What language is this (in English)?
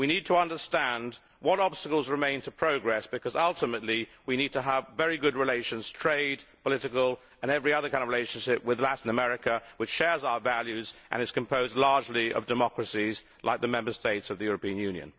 English